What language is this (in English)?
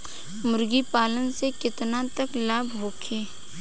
Bhojpuri